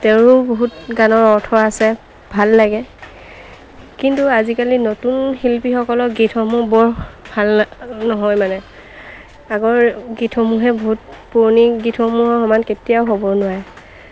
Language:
Assamese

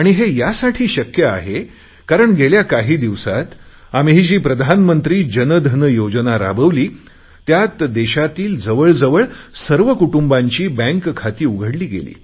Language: Marathi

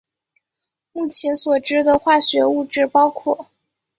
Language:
Chinese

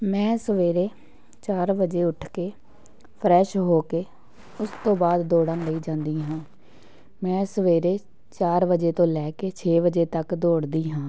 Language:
Punjabi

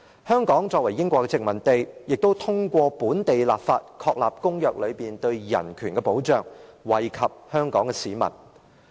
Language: Cantonese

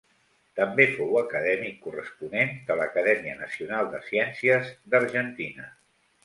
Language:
Catalan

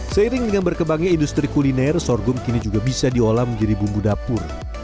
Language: Indonesian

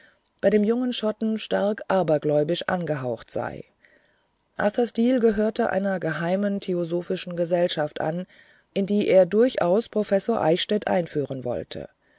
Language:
German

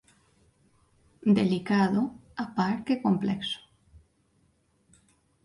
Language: Galician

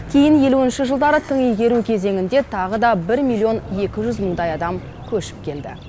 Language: Kazakh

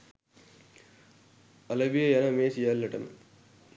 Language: Sinhala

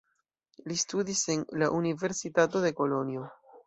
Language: Esperanto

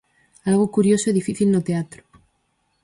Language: Galician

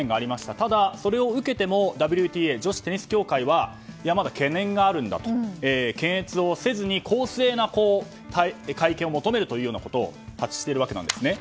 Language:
Japanese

